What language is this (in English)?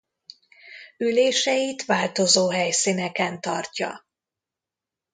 Hungarian